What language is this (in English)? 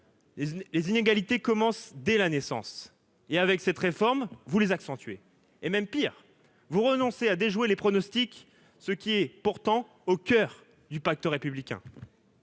French